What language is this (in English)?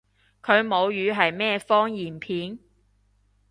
Cantonese